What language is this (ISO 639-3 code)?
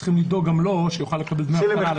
heb